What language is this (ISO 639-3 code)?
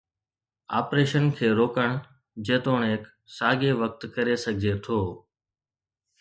snd